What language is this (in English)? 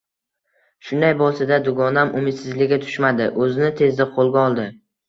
Uzbek